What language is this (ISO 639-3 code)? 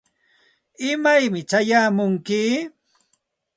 qxt